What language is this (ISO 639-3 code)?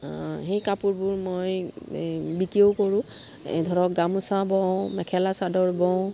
asm